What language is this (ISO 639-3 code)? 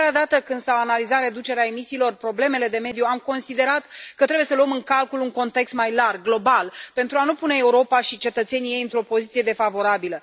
ron